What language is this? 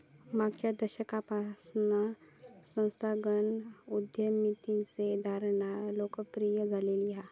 Marathi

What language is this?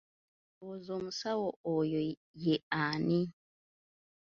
Ganda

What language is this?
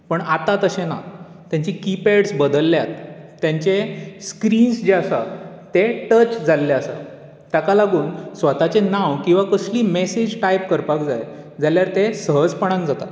Konkani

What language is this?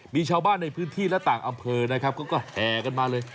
Thai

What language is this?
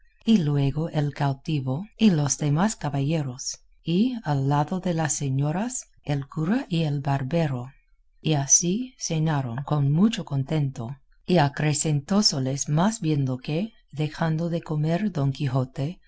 Spanish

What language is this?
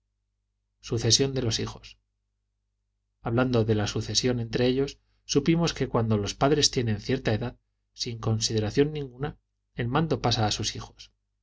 Spanish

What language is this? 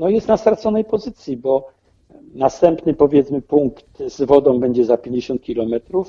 Polish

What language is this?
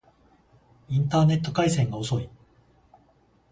Japanese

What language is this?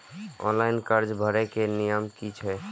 Maithili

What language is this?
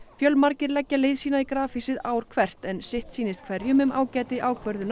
Icelandic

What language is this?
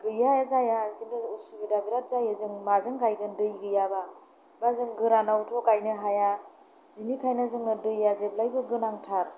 Bodo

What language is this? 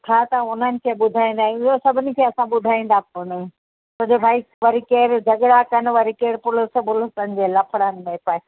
Sindhi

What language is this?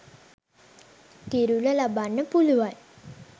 Sinhala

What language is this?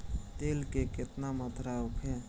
Bhojpuri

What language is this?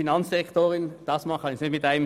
Swiss German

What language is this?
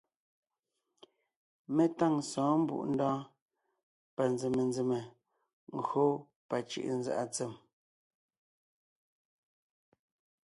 Ngiemboon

